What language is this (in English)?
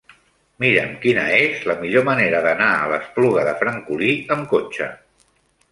Catalan